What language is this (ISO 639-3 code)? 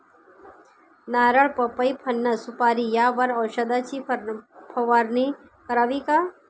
mar